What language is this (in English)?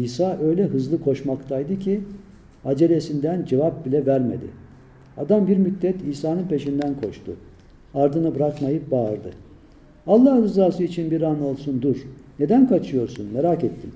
Turkish